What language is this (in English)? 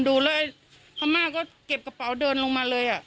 Thai